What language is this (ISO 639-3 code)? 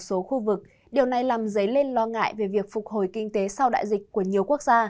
vie